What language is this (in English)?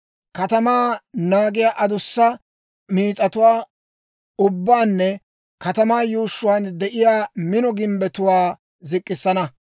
Dawro